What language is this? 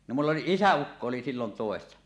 Finnish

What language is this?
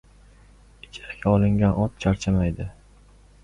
Uzbek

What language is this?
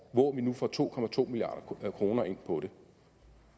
Danish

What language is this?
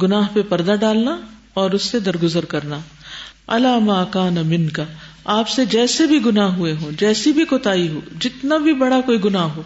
Urdu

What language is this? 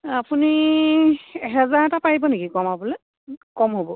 Assamese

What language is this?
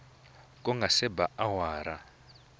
Tsonga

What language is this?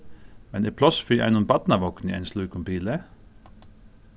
Faroese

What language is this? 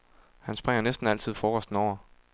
Danish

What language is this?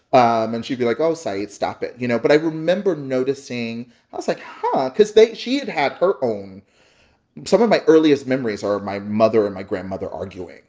English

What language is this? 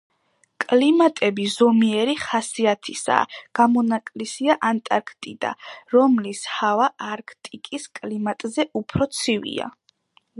Georgian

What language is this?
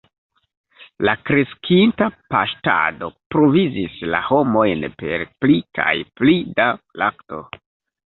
Esperanto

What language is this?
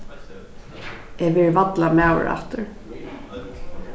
Faroese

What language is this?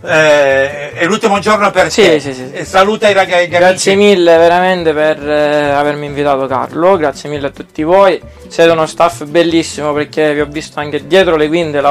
Italian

